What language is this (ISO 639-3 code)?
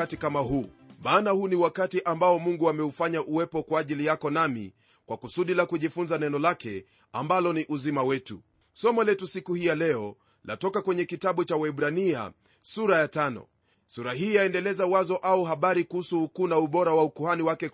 swa